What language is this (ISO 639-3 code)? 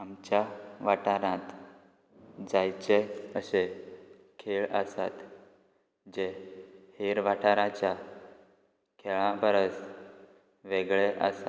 kok